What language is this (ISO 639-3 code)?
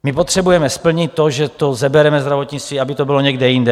ces